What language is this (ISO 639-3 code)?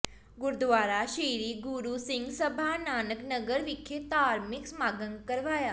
pan